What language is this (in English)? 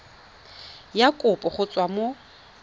Tswana